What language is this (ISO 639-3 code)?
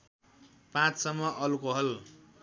nep